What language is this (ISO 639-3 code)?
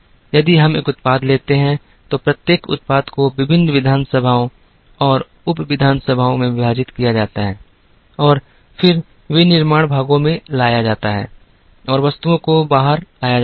hin